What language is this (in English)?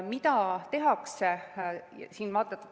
Estonian